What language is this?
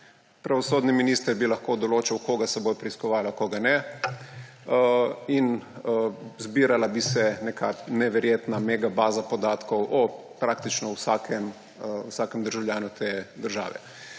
Slovenian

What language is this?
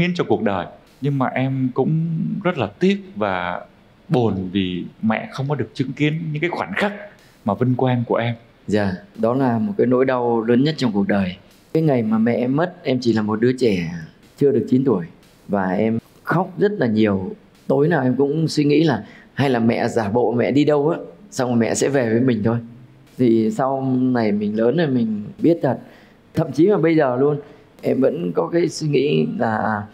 Vietnamese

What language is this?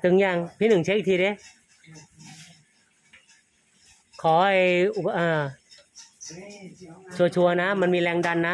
Thai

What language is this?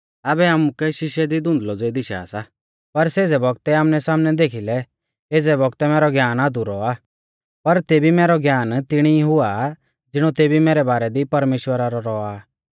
Mahasu Pahari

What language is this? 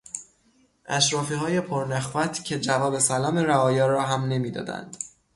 Persian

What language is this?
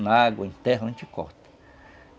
Portuguese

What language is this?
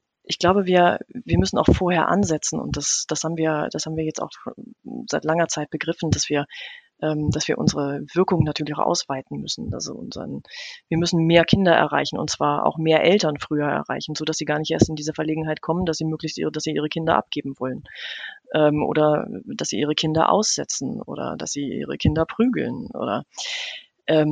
German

